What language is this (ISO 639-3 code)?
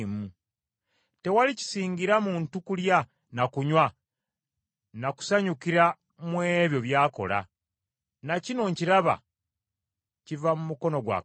lug